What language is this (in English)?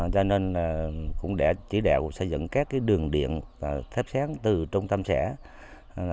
Vietnamese